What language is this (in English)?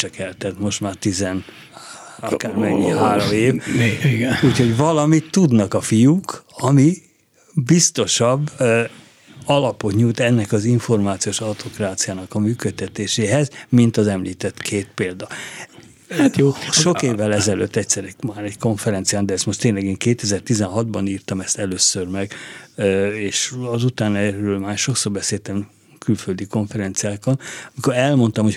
Hungarian